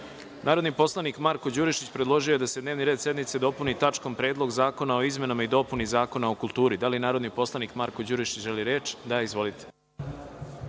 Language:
Serbian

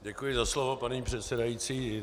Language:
Czech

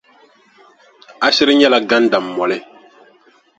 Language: Dagbani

